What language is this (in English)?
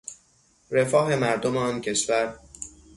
Persian